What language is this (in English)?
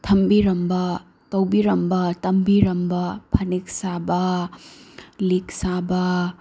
Manipuri